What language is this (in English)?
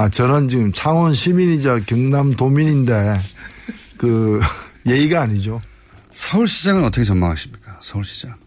Korean